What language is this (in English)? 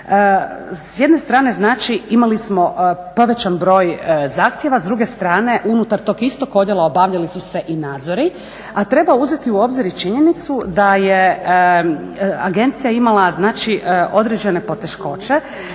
Croatian